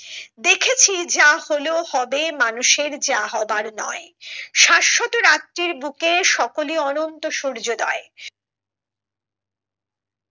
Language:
Bangla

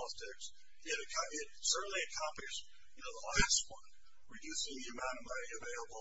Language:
English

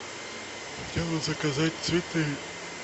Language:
Russian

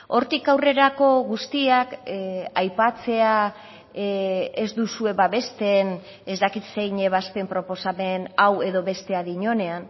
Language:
Basque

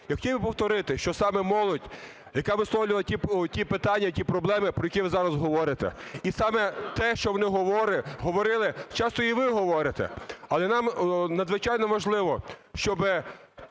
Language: Ukrainian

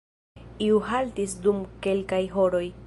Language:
Esperanto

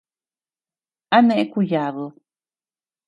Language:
Tepeuxila Cuicatec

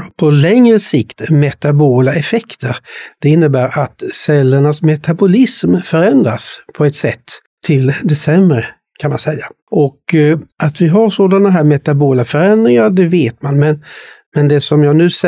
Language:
Swedish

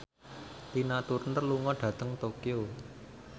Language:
Javanese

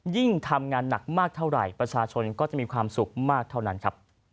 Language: Thai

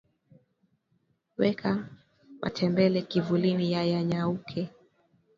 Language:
Swahili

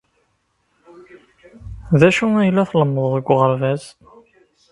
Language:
Kabyle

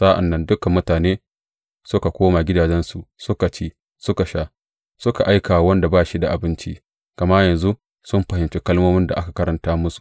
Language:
Hausa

